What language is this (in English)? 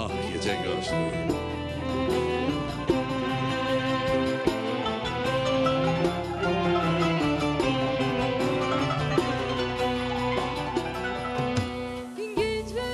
Turkish